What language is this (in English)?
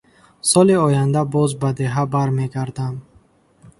Tajik